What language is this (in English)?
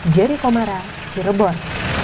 Indonesian